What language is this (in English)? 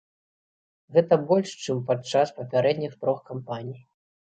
Belarusian